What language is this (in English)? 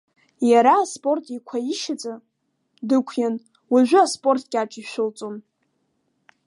Abkhazian